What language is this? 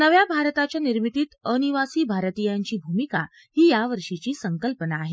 Marathi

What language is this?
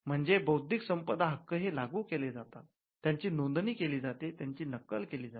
Marathi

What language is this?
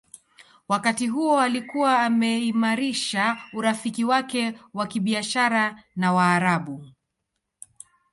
Swahili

